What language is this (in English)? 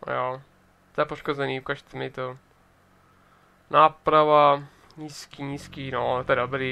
Czech